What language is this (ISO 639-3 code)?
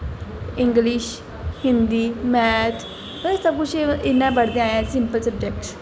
doi